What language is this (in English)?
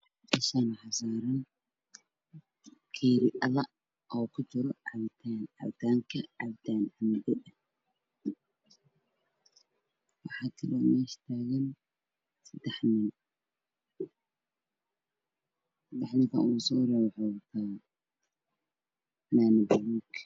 Somali